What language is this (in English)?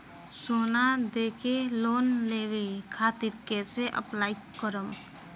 Bhojpuri